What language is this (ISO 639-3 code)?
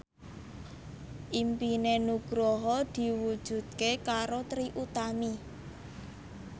jav